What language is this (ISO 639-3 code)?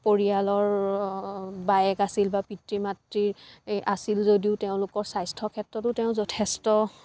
asm